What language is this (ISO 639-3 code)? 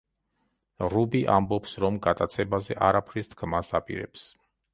kat